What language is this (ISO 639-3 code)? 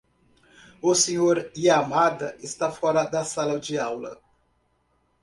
por